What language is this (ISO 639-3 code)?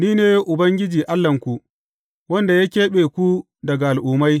hau